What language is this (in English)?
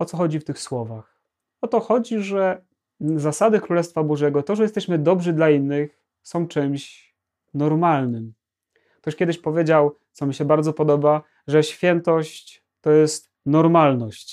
Polish